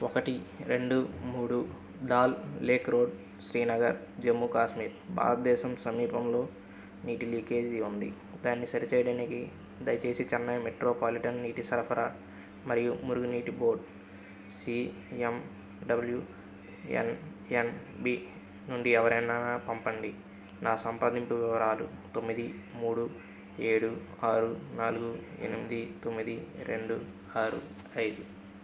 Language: Telugu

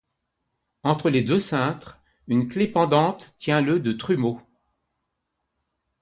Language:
French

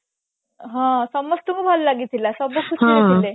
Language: Odia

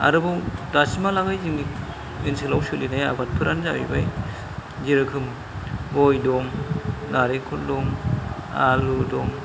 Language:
Bodo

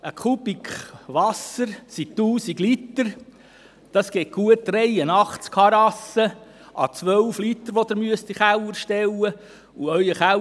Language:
Swiss German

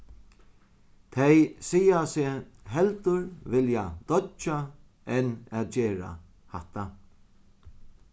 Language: Faroese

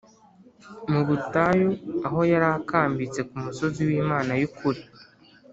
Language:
Kinyarwanda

